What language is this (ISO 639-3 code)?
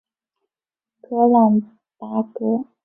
zho